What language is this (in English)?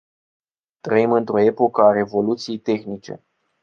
Romanian